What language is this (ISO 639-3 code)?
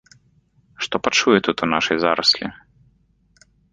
bel